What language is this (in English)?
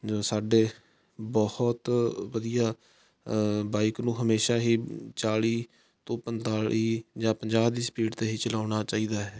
Punjabi